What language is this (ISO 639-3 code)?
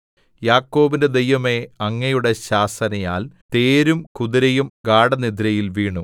mal